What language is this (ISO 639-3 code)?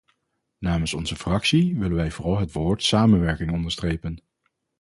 nld